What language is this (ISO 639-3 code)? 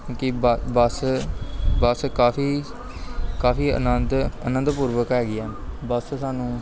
pan